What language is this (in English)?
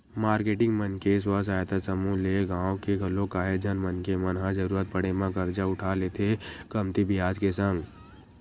Chhattisgarhi